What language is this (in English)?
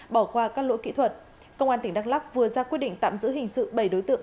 Vietnamese